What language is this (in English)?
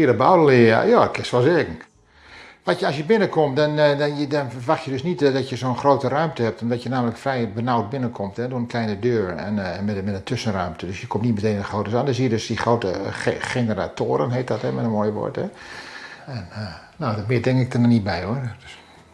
Dutch